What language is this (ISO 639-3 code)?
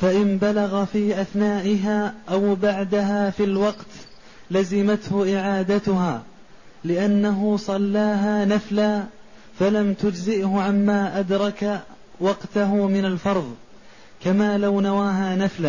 ara